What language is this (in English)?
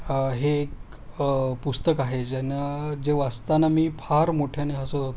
Marathi